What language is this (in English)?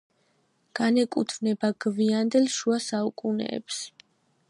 Georgian